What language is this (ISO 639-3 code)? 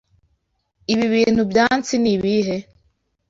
kin